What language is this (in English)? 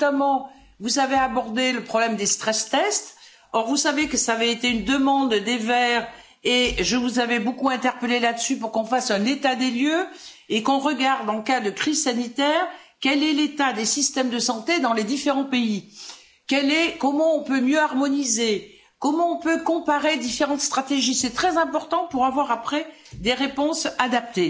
French